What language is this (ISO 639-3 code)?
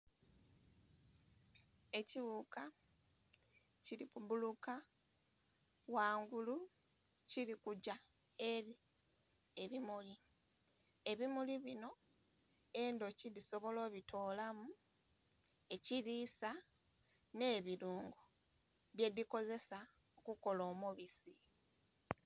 xog